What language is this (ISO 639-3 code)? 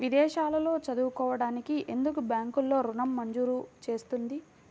tel